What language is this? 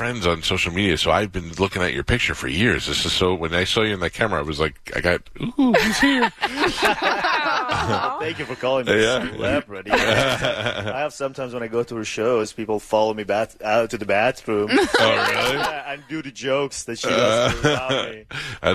English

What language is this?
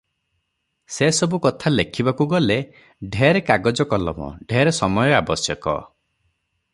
Odia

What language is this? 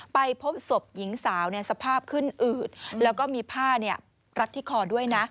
Thai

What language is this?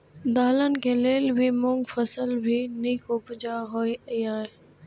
Maithili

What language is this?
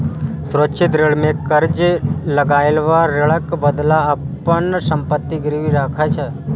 Maithili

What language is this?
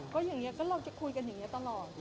Thai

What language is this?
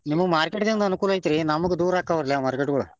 Kannada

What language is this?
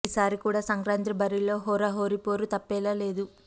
Telugu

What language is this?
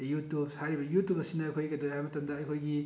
Manipuri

